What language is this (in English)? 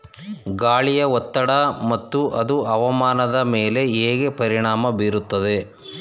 Kannada